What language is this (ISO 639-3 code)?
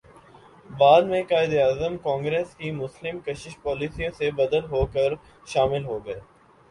urd